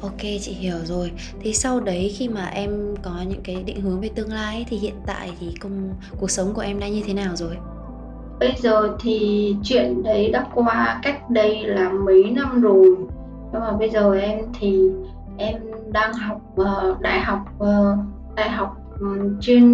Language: Vietnamese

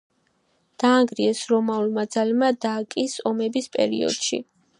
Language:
Georgian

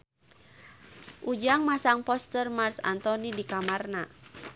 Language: Sundanese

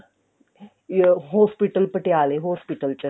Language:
Punjabi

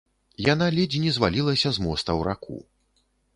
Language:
Belarusian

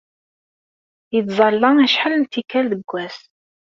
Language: Kabyle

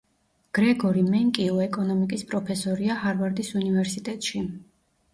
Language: Georgian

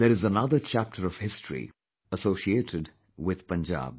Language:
English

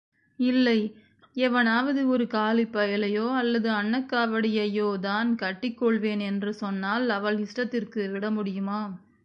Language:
Tamil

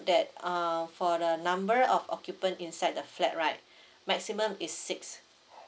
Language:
English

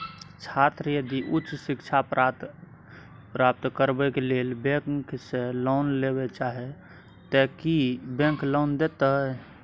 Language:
Maithili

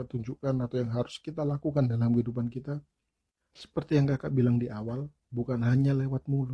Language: Indonesian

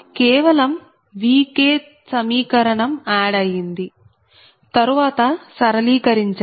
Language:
Telugu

